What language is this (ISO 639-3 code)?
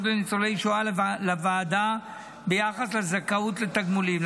heb